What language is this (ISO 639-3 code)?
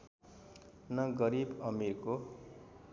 nep